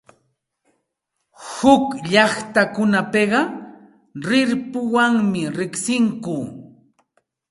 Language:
Santa Ana de Tusi Pasco Quechua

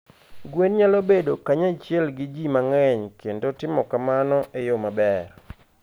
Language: Luo (Kenya and Tanzania)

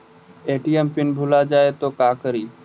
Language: Magahi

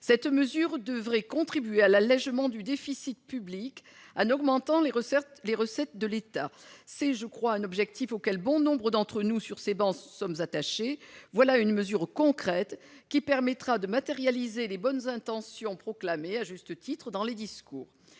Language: French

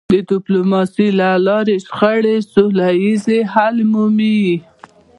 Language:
Pashto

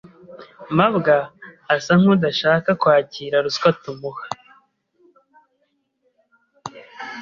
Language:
Kinyarwanda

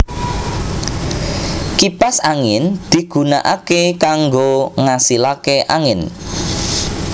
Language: Javanese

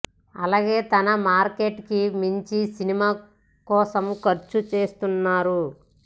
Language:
Telugu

